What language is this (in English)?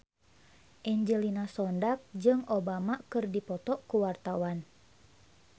Sundanese